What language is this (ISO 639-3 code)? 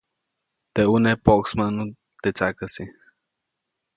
zoc